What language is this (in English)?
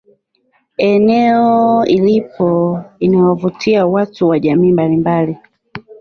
Swahili